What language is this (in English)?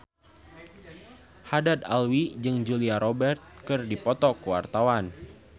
Sundanese